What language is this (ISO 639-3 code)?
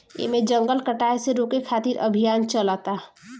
bho